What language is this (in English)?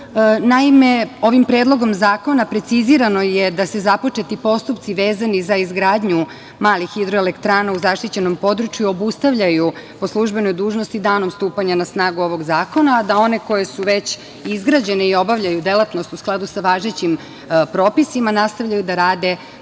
Serbian